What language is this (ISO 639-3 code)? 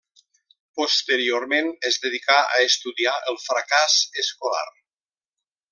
cat